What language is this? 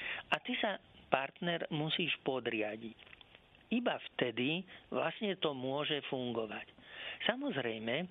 Slovak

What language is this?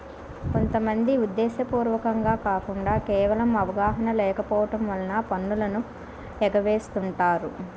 Telugu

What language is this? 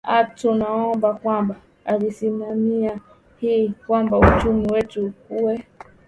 Swahili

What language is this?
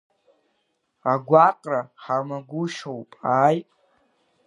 Abkhazian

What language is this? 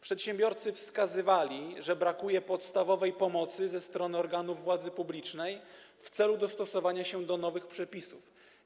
Polish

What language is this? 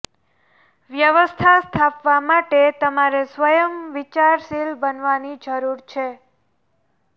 Gujarati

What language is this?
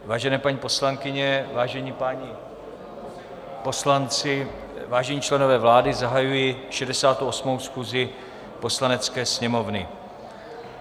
Czech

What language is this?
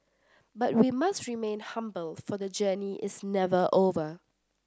English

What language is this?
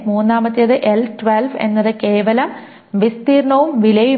Malayalam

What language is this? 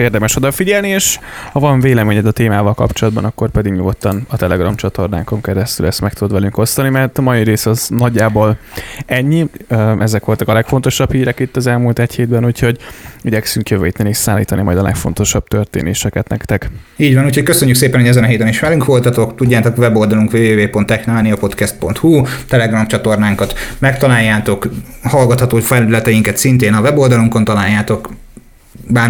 Hungarian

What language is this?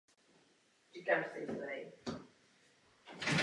Czech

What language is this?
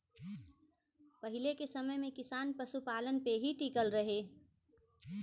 Bhojpuri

